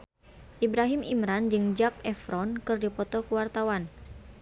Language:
Sundanese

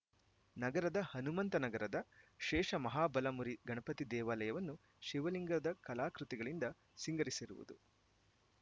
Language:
Kannada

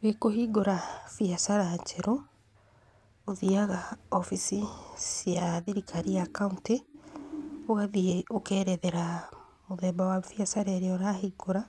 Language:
Kikuyu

